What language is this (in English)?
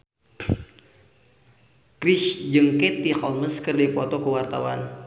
Sundanese